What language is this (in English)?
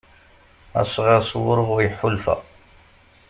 Kabyle